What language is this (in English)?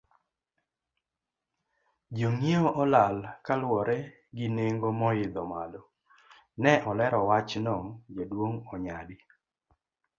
Luo (Kenya and Tanzania)